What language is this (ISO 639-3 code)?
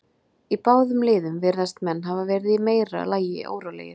isl